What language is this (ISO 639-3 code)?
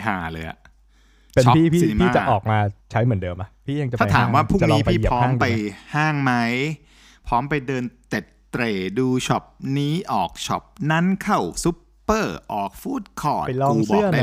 tha